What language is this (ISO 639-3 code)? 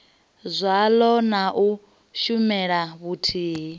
ven